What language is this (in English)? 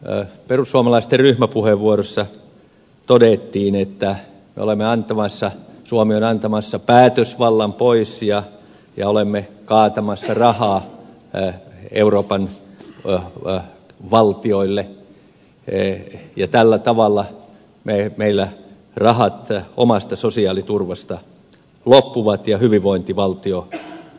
Finnish